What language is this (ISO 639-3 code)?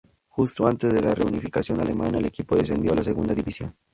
spa